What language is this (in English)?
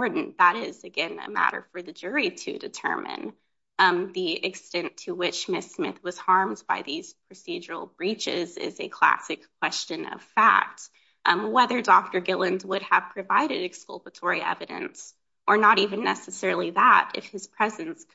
English